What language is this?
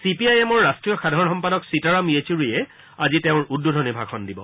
Assamese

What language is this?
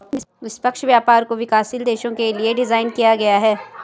Hindi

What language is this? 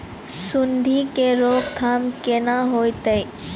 Maithili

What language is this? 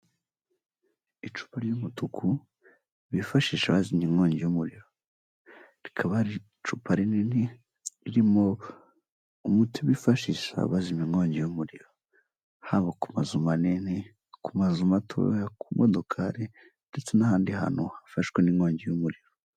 Kinyarwanda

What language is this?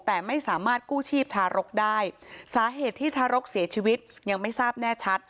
Thai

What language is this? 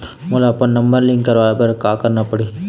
Chhattisgarhi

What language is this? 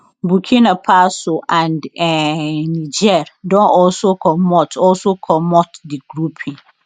Nigerian Pidgin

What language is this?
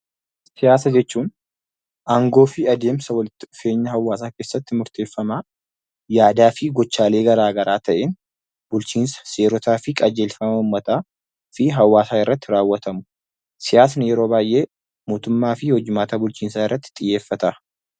Oromo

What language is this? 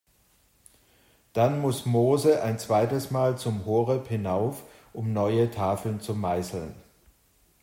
German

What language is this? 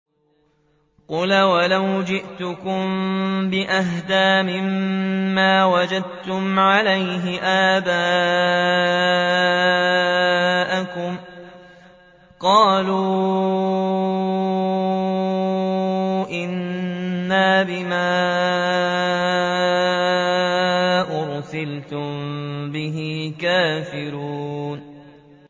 Arabic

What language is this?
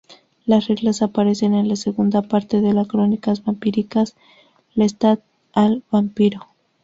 Spanish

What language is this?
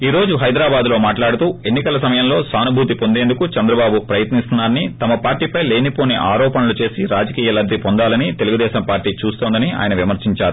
Telugu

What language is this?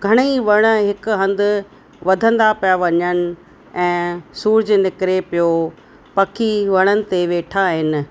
Sindhi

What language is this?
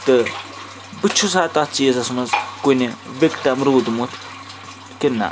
Kashmiri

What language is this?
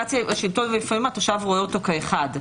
Hebrew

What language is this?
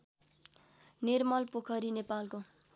Nepali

